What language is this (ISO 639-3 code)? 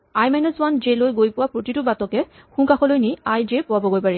asm